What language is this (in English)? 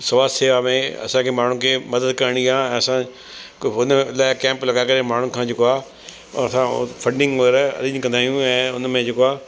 Sindhi